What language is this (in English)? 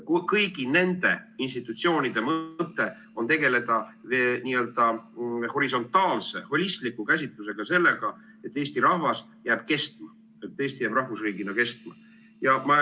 Estonian